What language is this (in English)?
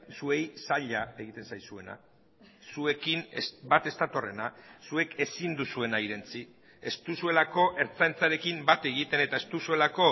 Basque